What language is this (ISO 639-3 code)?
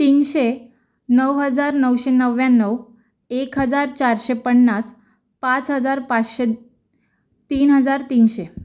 mar